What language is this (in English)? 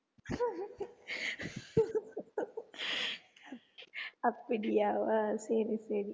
Tamil